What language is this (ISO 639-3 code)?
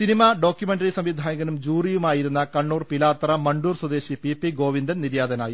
mal